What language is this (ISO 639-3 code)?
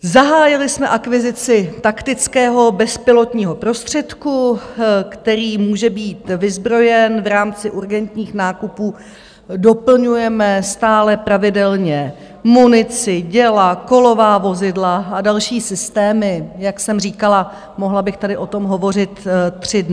ces